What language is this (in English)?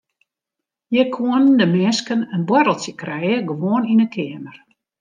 Western Frisian